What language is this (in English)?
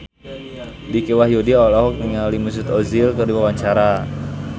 Sundanese